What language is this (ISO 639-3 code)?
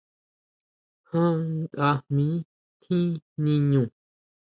mau